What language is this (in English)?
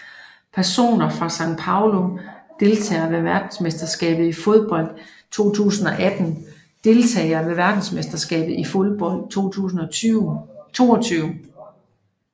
Danish